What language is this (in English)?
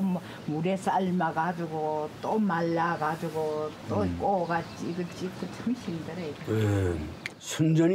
Korean